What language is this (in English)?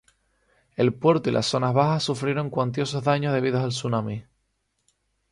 Spanish